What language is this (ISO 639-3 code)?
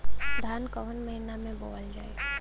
bho